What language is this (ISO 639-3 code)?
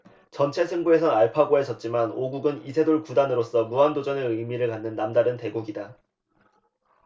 kor